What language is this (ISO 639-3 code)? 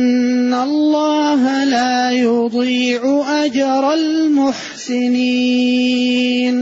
ara